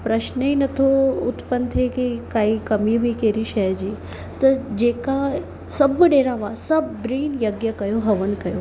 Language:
Sindhi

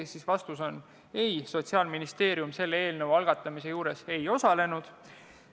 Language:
Estonian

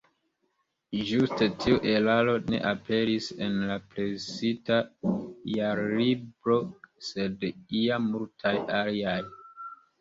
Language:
Esperanto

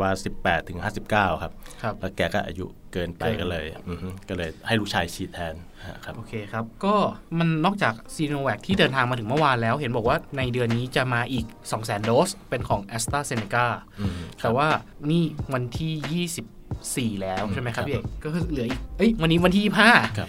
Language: Thai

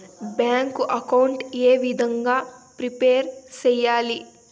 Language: Telugu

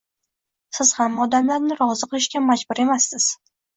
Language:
Uzbek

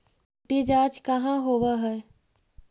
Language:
Magahi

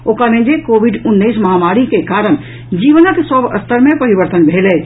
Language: Maithili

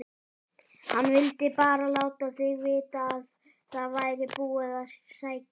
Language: Icelandic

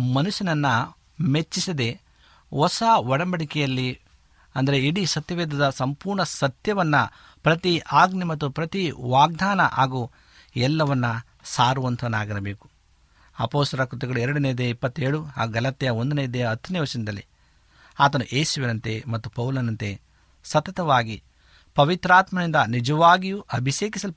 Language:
Kannada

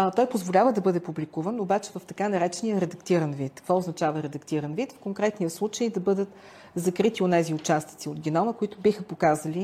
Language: Bulgarian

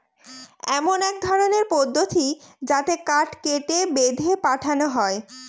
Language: Bangla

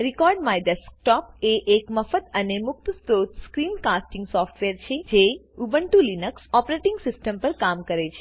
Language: Gujarati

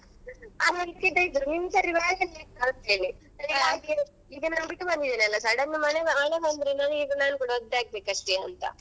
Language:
Kannada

